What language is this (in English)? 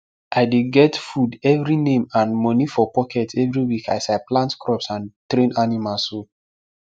Nigerian Pidgin